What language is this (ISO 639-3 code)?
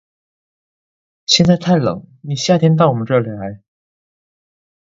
zho